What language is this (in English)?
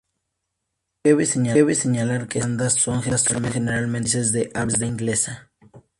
Spanish